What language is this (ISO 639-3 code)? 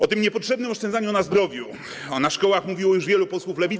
pol